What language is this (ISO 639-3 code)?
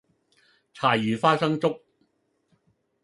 yue